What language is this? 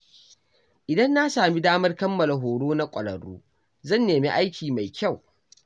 Hausa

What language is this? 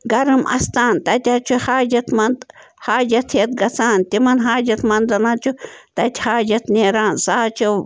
Kashmiri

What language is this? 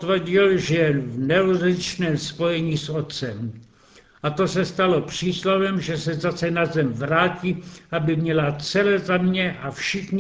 Czech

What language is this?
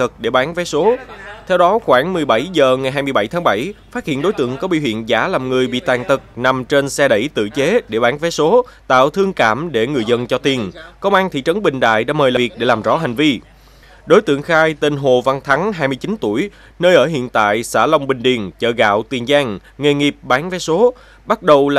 Vietnamese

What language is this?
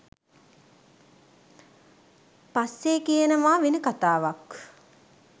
Sinhala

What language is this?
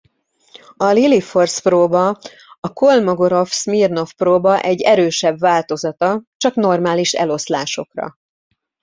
Hungarian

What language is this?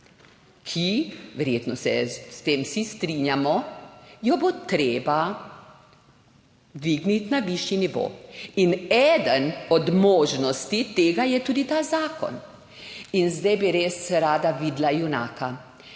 Slovenian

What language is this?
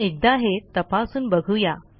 Marathi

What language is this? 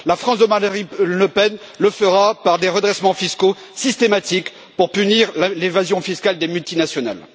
French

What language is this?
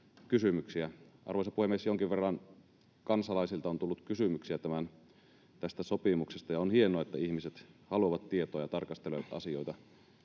Finnish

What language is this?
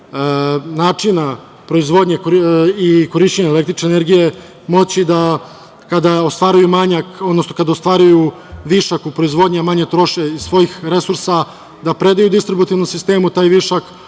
Serbian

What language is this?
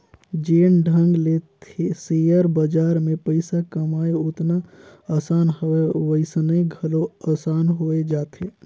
Chhattisgarhi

